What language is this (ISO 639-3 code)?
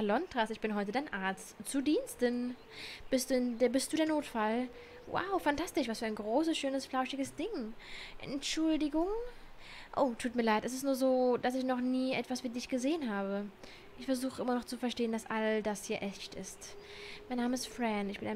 deu